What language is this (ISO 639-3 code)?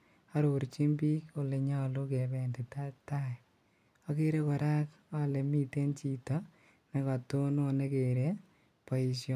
kln